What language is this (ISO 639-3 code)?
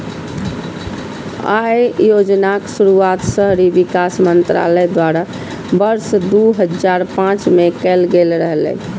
mai